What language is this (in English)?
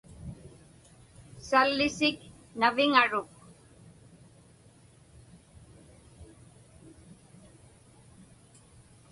Inupiaq